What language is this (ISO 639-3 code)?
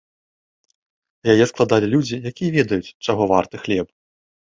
bel